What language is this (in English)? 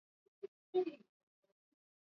Swahili